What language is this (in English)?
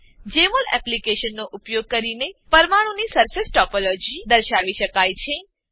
Gujarati